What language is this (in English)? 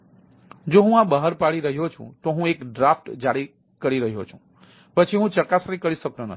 Gujarati